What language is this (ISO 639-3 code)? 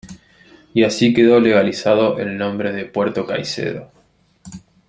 spa